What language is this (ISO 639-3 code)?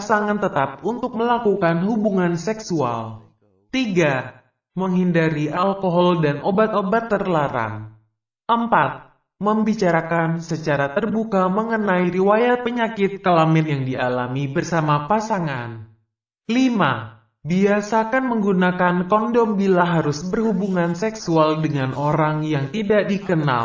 ind